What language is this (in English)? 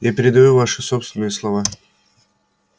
Russian